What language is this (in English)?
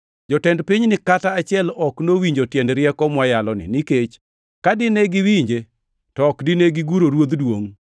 Luo (Kenya and Tanzania)